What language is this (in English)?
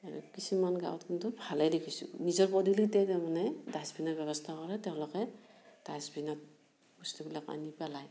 Assamese